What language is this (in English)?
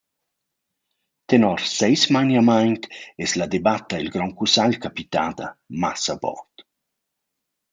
Romansh